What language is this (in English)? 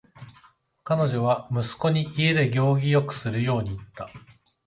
Japanese